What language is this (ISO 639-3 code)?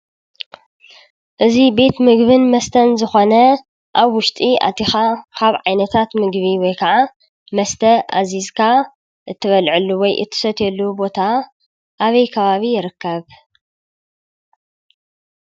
tir